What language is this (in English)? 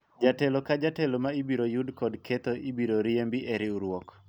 Luo (Kenya and Tanzania)